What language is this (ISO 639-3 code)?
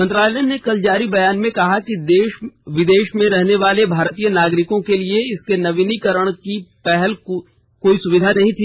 hin